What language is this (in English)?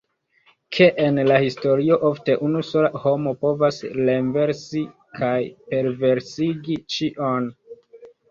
Esperanto